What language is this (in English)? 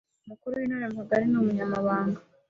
Kinyarwanda